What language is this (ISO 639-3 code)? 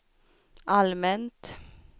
swe